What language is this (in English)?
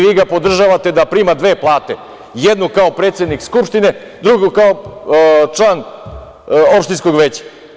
Serbian